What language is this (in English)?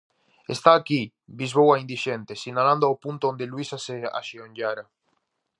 Galician